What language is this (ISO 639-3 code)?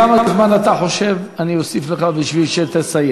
heb